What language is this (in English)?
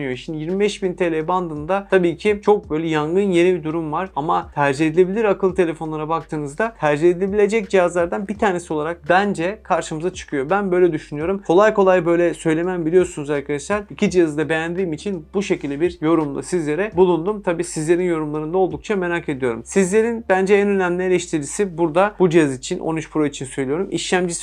Turkish